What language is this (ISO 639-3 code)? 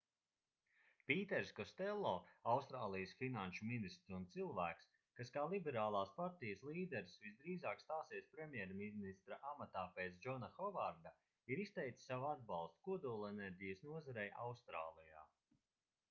lav